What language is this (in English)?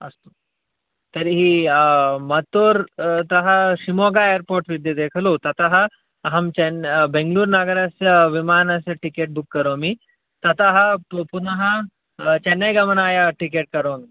Sanskrit